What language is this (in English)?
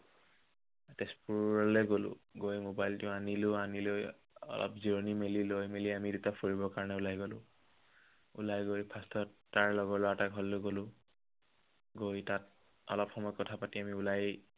Assamese